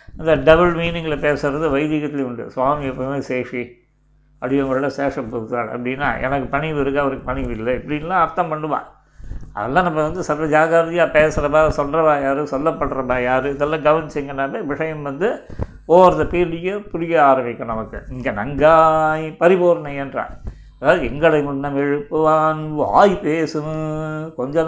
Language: Tamil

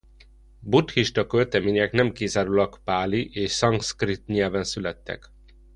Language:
Hungarian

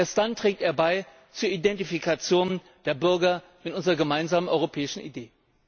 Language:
German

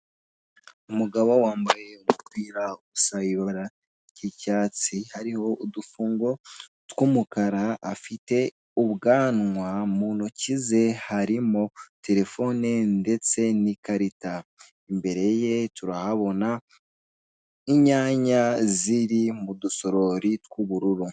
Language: Kinyarwanda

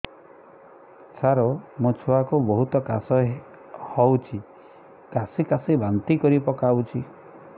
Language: Odia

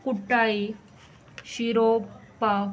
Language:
Konkani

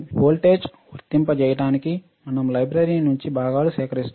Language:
Telugu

